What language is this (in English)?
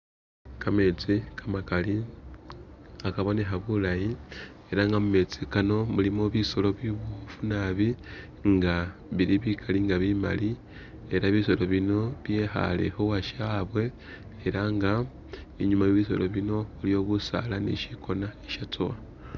Masaaba